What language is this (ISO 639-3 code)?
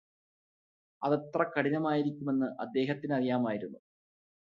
mal